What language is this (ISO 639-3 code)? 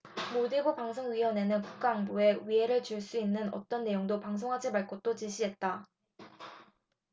kor